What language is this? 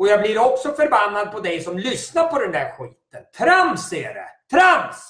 Swedish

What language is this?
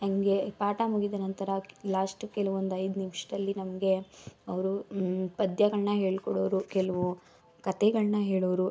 Kannada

